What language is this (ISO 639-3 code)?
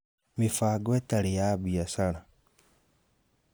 kik